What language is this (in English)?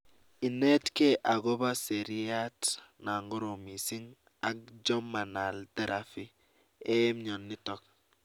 Kalenjin